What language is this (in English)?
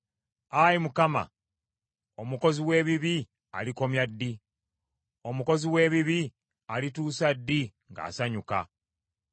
Ganda